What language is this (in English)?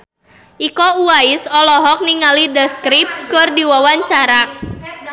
Sundanese